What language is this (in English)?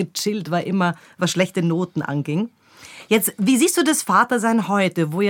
German